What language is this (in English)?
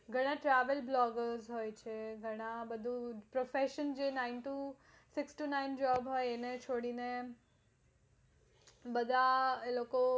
Gujarati